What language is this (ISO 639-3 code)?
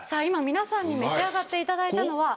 jpn